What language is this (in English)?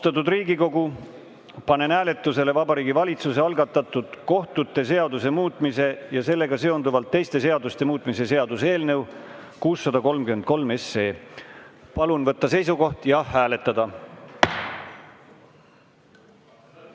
Estonian